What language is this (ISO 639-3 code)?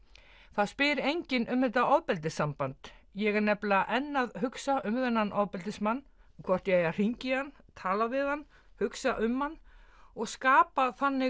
isl